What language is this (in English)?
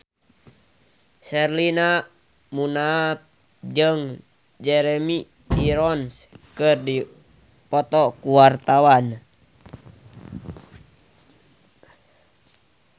Sundanese